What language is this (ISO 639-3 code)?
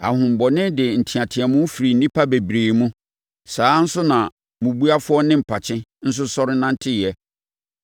aka